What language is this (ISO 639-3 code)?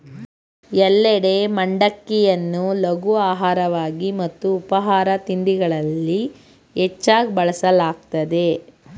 kan